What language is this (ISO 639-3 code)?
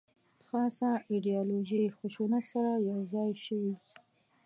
pus